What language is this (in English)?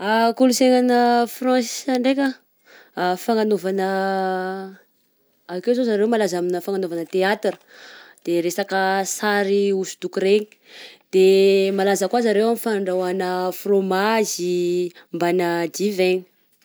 Southern Betsimisaraka Malagasy